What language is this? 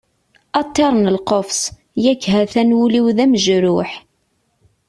Kabyle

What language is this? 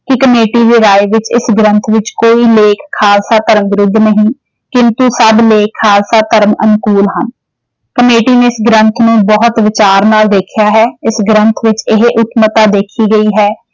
Punjabi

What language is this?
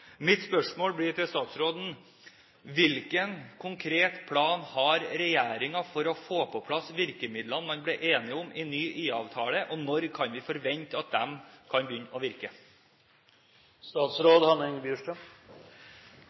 Norwegian Bokmål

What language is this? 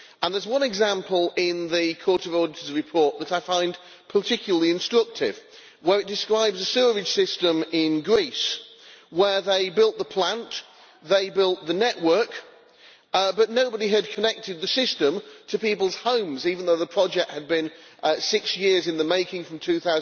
English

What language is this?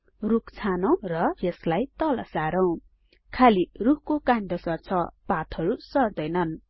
Nepali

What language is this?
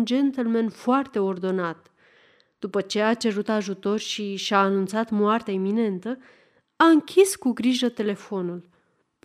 Romanian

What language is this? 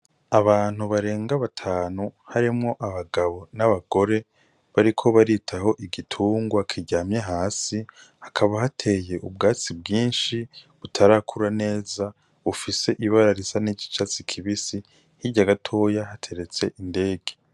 Rundi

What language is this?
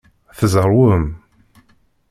Kabyle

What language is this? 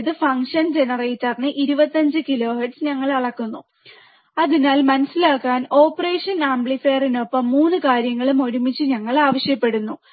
Malayalam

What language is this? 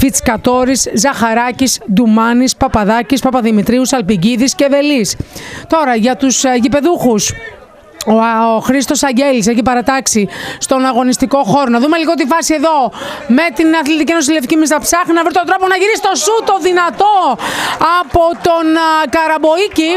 Greek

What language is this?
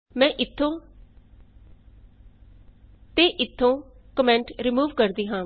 Punjabi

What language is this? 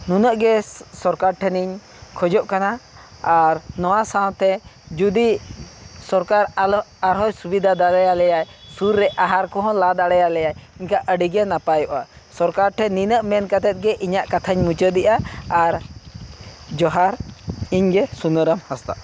Santali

